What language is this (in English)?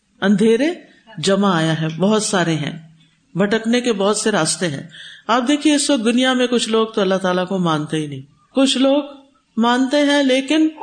Urdu